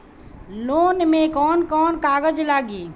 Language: Bhojpuri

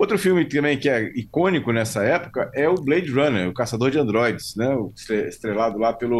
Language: Portuguese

